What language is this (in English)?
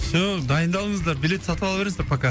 Kazakh